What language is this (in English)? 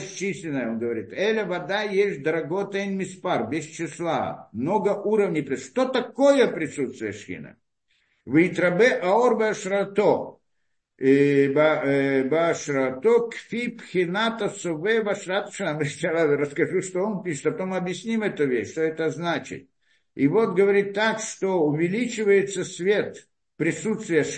Russian